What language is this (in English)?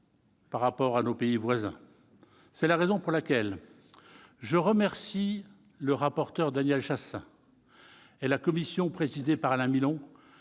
French